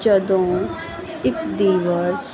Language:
Punjabi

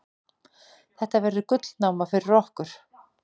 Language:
Icelandic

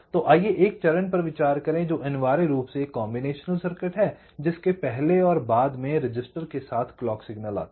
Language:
Hindi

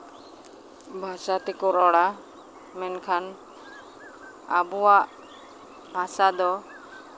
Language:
Santali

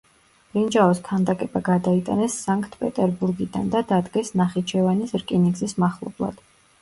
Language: Georgian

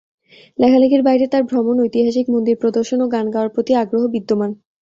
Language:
Bangla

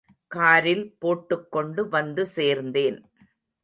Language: Tamil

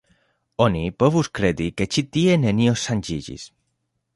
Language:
Esperanto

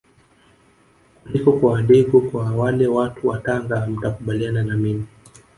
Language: Swahili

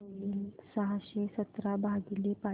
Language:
Marathi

